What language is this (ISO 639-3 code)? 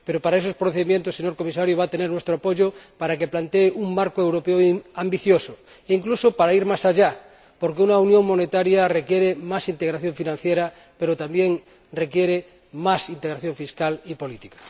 spa